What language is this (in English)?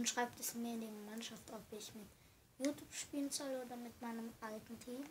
German